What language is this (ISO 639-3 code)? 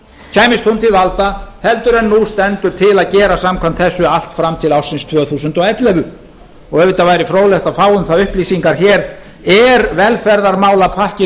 isl